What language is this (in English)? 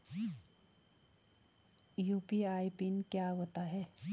Hindi